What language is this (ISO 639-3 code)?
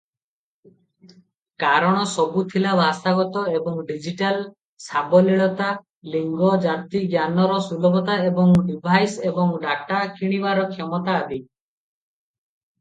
ori